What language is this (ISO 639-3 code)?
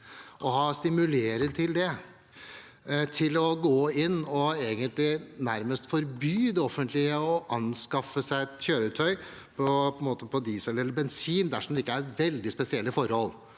nor